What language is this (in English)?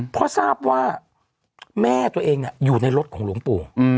Thai